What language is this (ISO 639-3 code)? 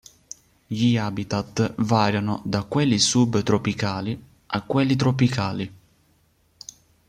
ita